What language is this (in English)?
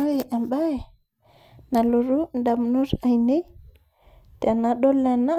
Masai